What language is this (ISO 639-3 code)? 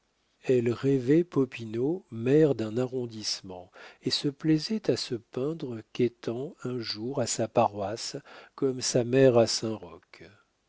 fra